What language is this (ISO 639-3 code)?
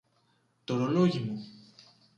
ell